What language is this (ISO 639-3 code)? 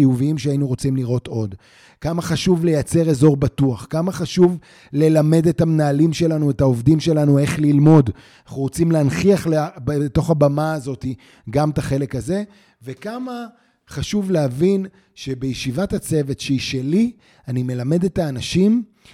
heb